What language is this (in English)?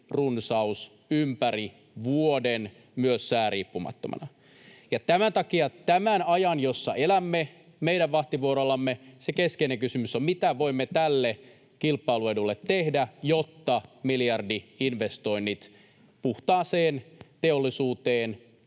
Finnish